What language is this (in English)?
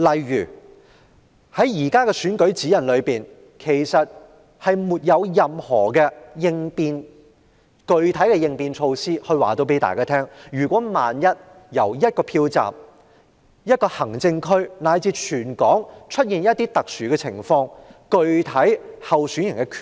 Cantonese